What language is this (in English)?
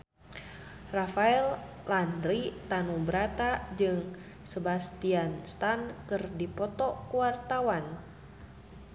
Sundanese